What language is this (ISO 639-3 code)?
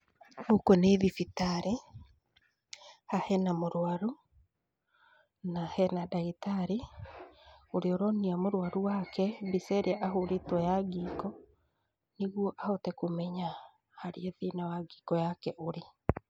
kik